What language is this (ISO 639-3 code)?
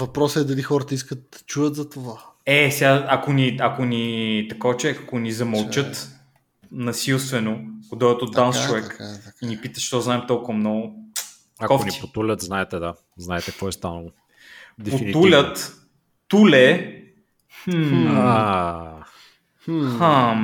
bul